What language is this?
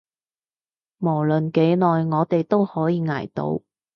Cantonese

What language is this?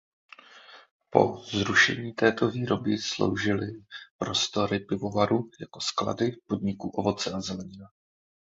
Czech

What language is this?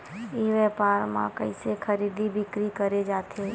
Chhattisgarhi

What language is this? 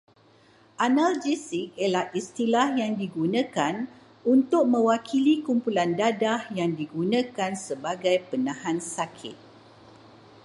Malay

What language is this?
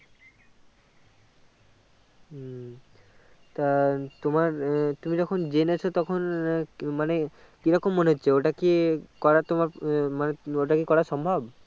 Bangla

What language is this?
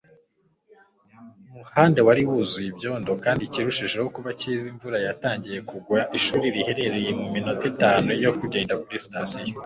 Kinyarwanda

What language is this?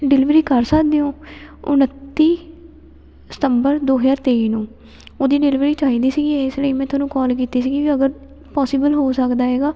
Punjabi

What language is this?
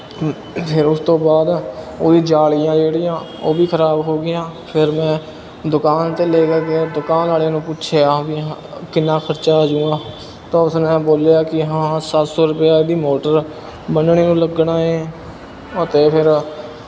Punjabi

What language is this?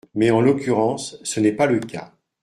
French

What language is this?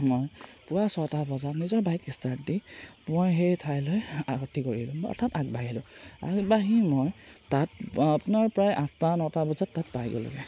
Assamese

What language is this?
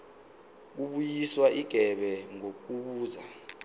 Zulu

